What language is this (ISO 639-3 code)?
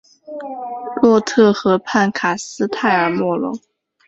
zho